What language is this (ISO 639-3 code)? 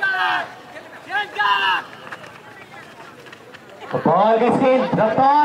hin